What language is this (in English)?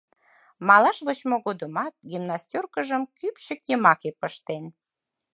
Mari